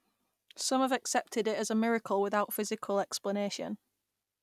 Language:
English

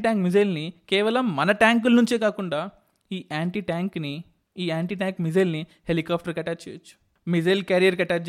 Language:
Telugu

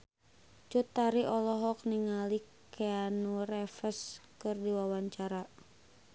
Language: Sundanese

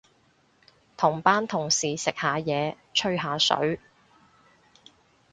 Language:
Cantonese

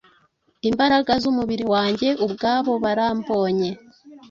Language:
Kinyarwanda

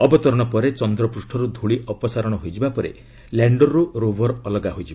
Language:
Odia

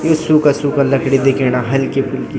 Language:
Garhwali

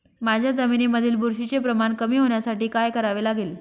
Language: Marathi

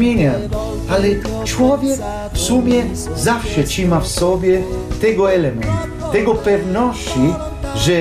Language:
Polish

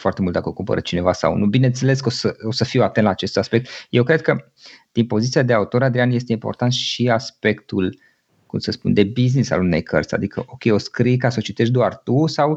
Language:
Romanian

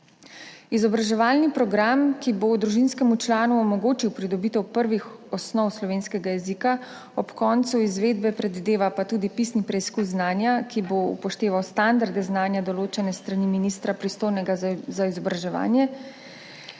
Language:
Slovenian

